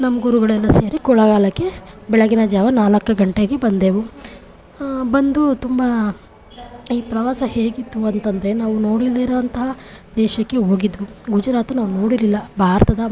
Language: Kannada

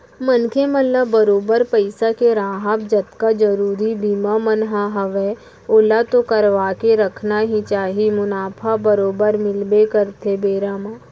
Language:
Chhattisgarhi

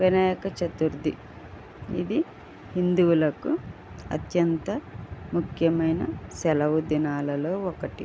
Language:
Telugu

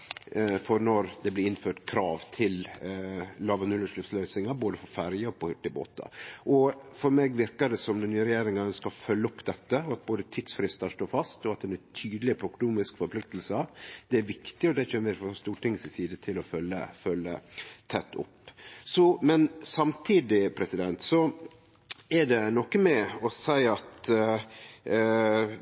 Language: Norwegian Nynorsk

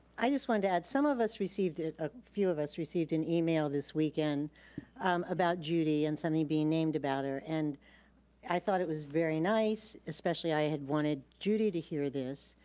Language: English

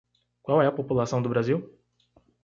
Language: Portuguese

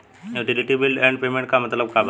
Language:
Bhojpuri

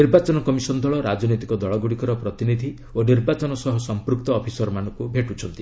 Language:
Odia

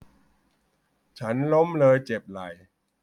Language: Thai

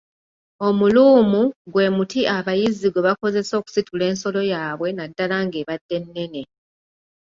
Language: Ganda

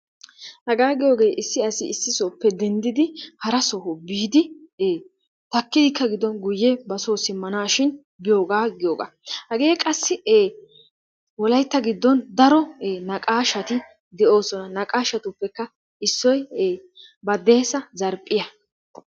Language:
Wolaytta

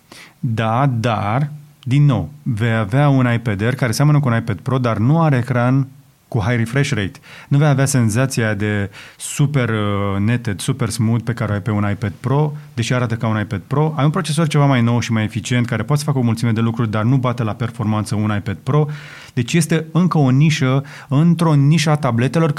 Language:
Romanian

